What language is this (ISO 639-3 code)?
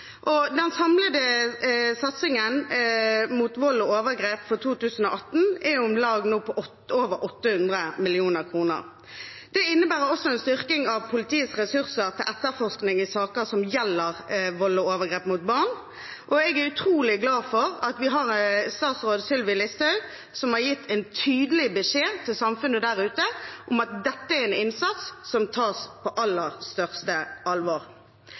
nob